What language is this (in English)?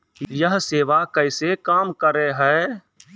Maithili